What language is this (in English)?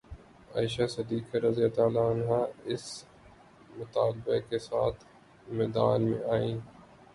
Urdu